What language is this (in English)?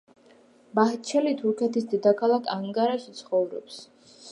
Georgian